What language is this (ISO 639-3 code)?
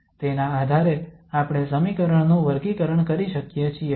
guj